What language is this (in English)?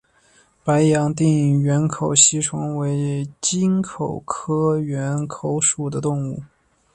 Chinese